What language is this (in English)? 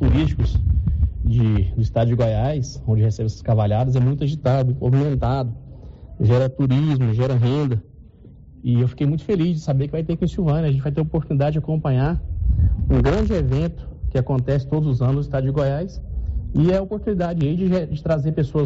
Portuguese